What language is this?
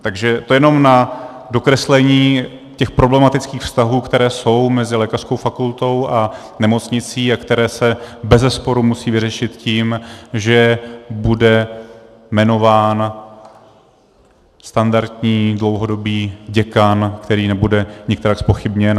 Czech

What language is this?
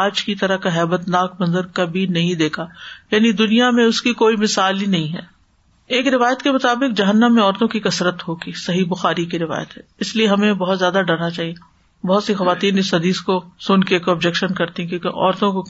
Urdu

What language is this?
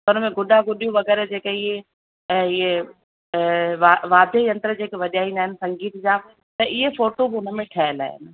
Sindhi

